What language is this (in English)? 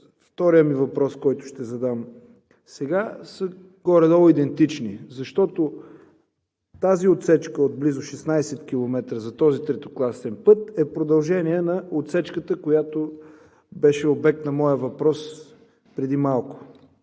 Bulgarian